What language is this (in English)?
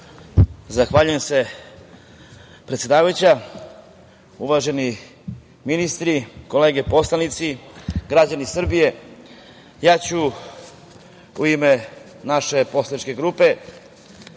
Serbian